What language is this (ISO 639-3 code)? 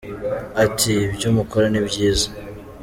kin